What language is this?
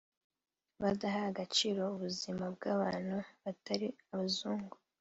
Kinyarwanda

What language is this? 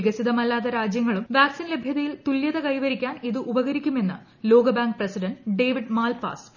Malayalam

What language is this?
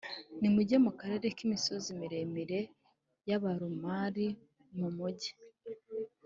Kinyarwanda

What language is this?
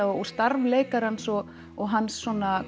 Icelandic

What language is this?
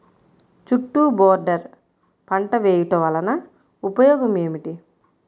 Telugu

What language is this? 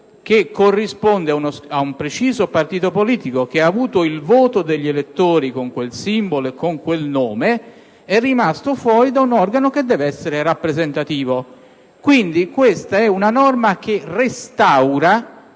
Italian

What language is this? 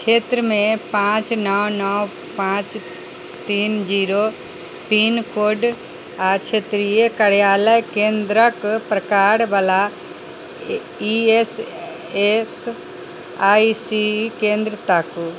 Maithili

